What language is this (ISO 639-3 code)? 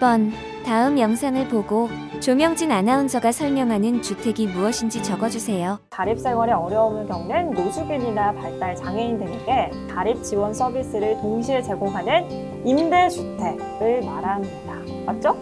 kor